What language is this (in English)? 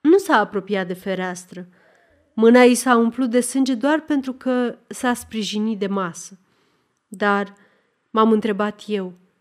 Romanian